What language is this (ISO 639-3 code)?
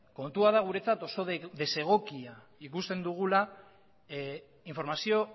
eus